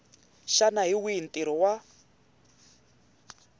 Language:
Tsonga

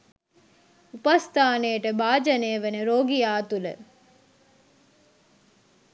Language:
Sinhala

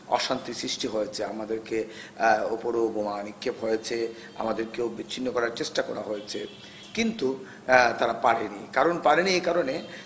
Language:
Bangla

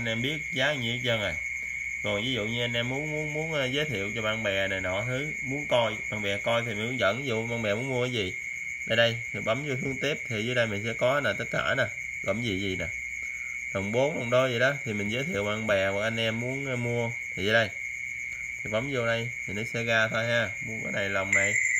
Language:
Vietnamese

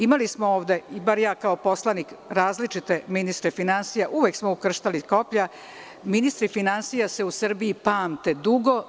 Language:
Serbian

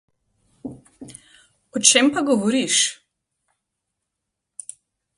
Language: Slovenian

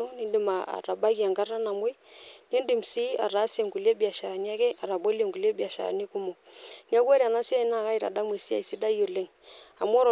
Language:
Masai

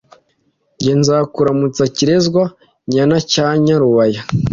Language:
Kinyarwanda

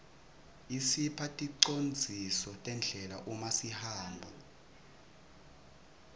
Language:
Swati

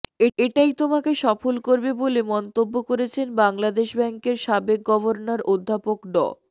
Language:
Bangla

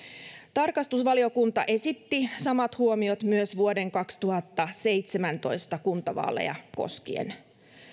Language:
Finnish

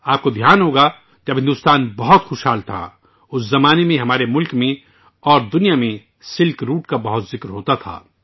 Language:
Urdu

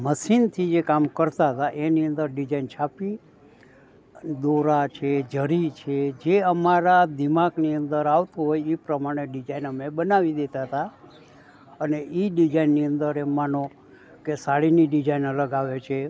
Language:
Gujarati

